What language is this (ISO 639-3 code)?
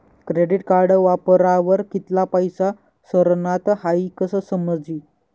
mar